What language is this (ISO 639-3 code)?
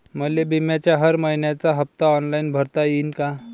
mar